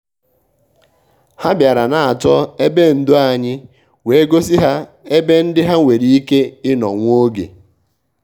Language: Igbo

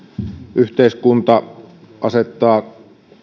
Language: Finnish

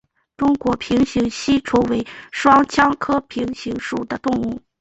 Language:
Chinese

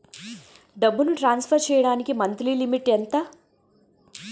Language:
Telugu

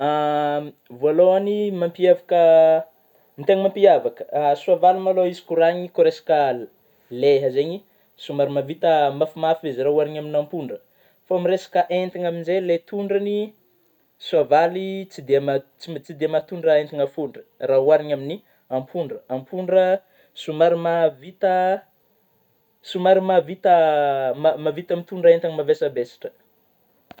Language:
Northern Betsimisaraka Malagasy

